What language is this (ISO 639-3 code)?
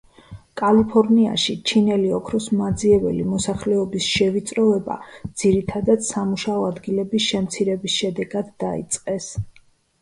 kat